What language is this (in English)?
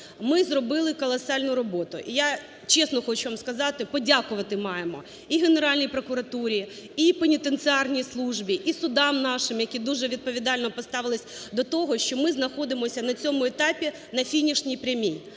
Ukrainian